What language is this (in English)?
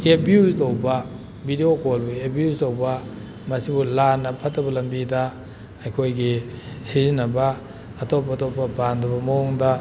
Manipuri